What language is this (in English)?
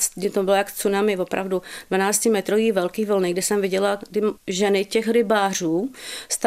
Czech